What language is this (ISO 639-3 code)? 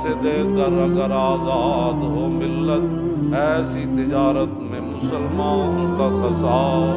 urd